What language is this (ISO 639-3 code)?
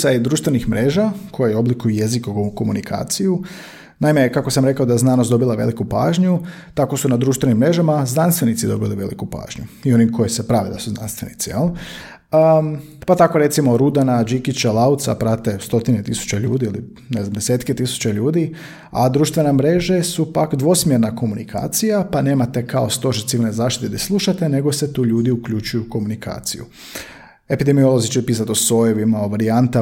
hrv